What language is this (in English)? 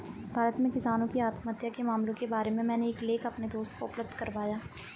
Hindi